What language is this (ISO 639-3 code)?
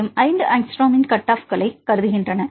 tam